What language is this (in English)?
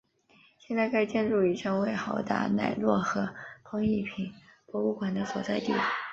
Chinese